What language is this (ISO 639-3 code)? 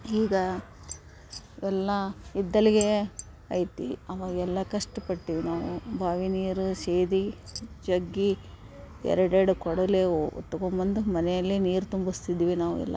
kan